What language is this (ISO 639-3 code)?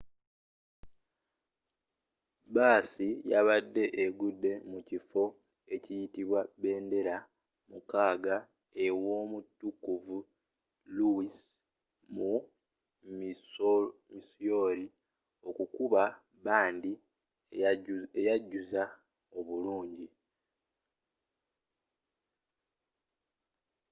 lug